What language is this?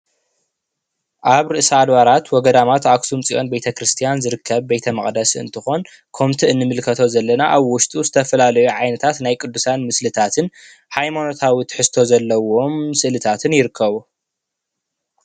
Tigrinya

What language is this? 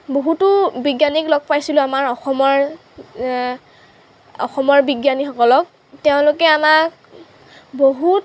Assamese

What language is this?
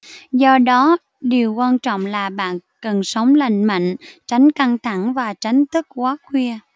Vietnamese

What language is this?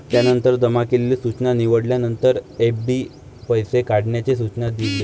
Marathi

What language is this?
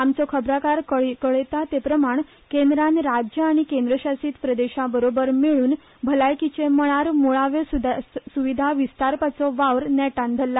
Konkani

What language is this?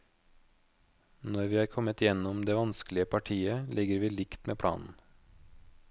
Norwegian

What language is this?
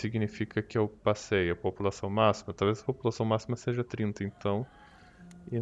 Portuguese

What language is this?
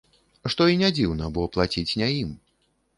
Belarusian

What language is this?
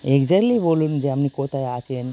Bangla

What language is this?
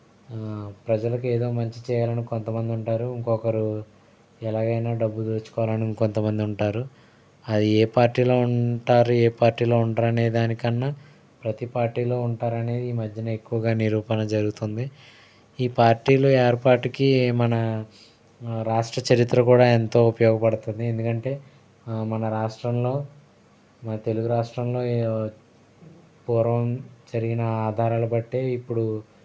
Telugu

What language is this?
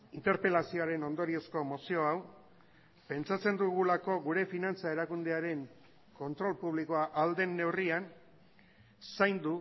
Basque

